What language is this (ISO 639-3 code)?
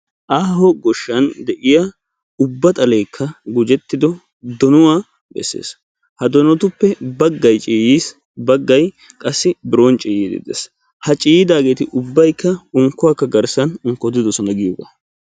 wal